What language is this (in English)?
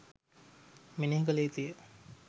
Sinhala